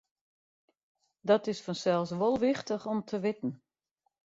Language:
Western Frisian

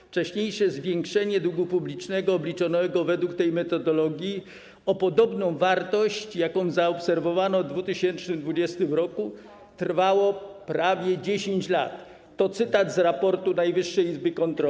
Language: Polish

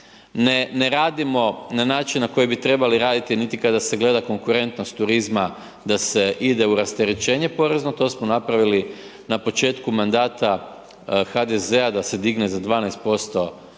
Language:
Croatian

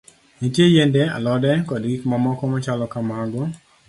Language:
Luo (Kenya and Tanzania)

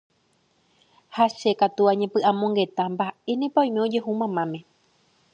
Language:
Guarani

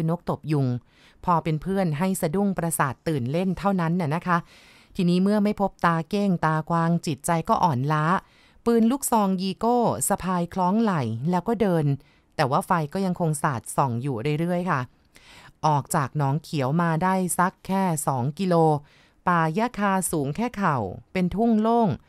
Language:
Thai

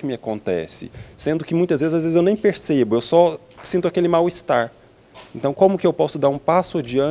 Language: Portuguese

